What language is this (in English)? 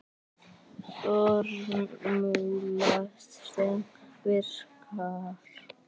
Icelandic